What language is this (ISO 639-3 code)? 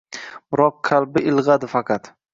uzb